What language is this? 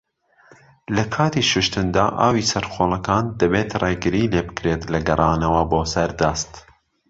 Central Kurdish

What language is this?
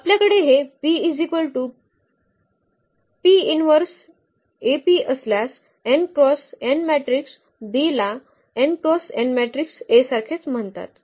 Marathi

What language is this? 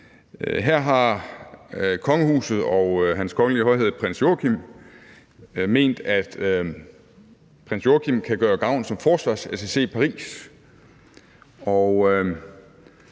Danish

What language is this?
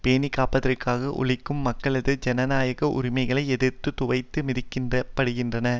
Tamil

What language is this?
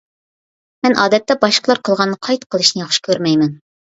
Uyghur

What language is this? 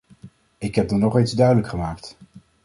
Dutch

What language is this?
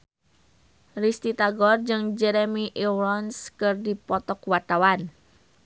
Sundanese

